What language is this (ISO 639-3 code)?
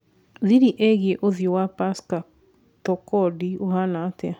kik